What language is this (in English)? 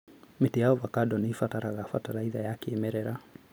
Kikuyu